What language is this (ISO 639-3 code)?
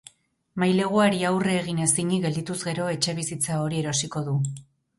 eus